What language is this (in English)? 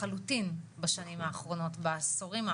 Hebrew